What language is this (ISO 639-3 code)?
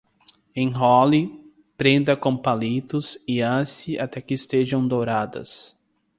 por